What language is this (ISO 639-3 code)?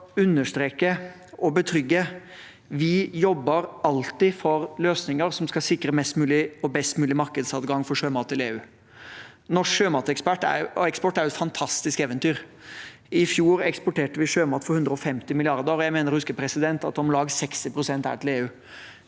nor